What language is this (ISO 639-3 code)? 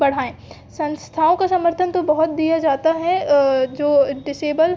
hin